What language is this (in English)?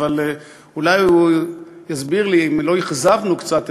Hebrew